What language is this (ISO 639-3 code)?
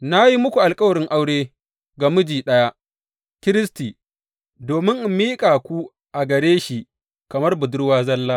hau